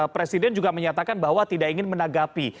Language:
Indonesian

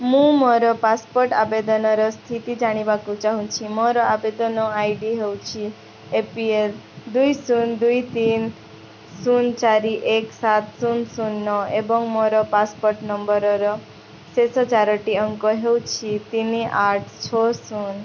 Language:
Odia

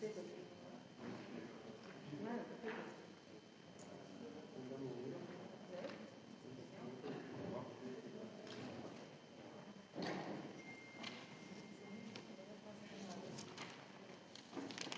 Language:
Slovenian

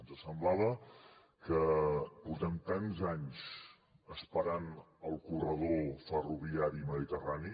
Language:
Catalan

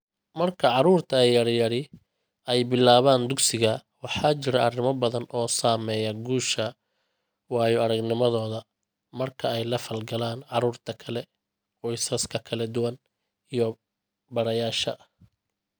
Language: Somali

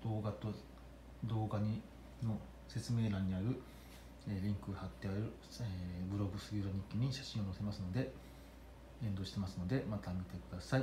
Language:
Japanese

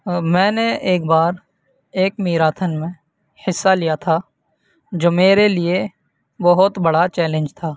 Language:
Urdu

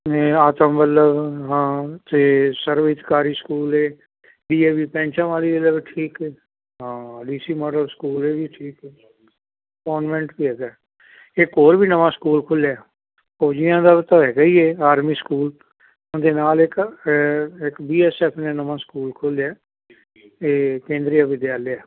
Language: Punjabi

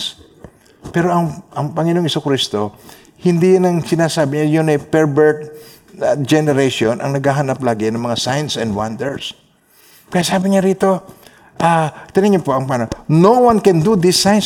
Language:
Filipino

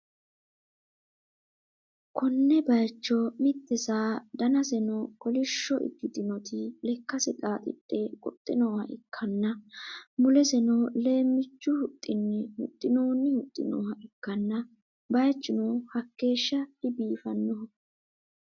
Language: Sidamo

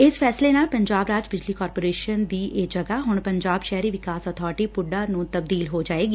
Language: Punjabi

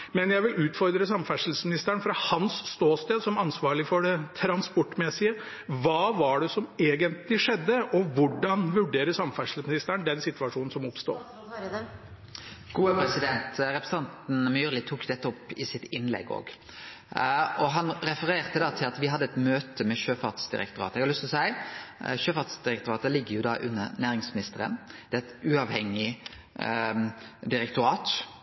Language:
Norwegian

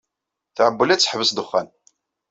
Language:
Kabyle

